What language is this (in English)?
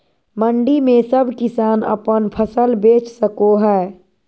Magahi